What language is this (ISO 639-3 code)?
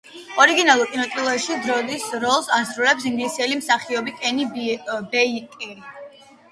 kat